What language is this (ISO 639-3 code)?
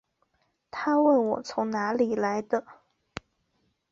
zho